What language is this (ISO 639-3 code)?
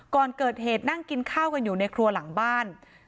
tha